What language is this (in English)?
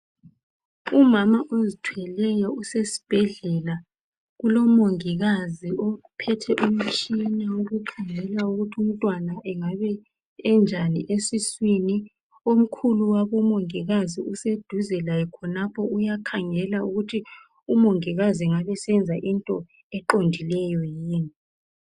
North Ndebele